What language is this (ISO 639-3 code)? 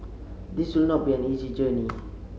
eng